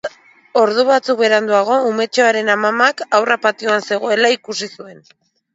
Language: Basque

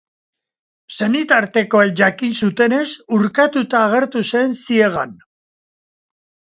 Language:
Basque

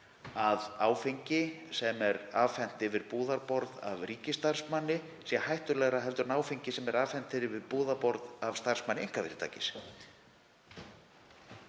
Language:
Icelandic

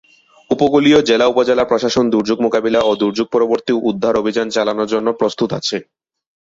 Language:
Bangla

